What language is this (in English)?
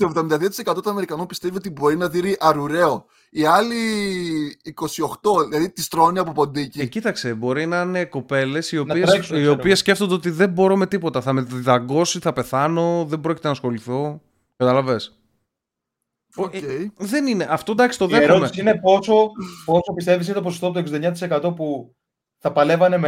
Greek